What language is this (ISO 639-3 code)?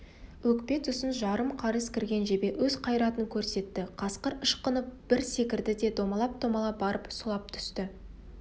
kaz